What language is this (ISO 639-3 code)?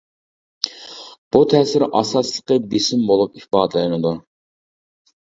uig